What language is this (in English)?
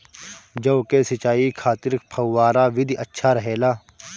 Bhojpuri